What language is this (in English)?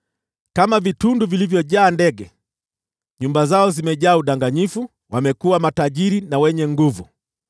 Swahili